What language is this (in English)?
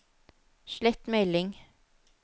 Norwegian